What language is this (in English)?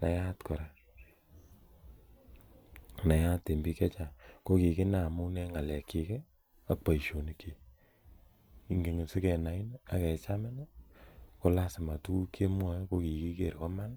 Kalenjin